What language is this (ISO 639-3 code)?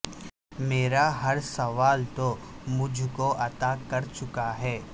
urd